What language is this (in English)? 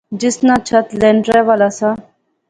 Pahari-Potwari